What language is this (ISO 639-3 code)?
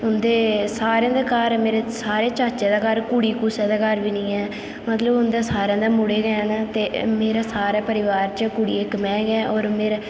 doi